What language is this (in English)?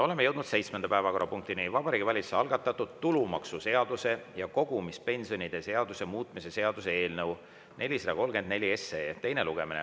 Estonian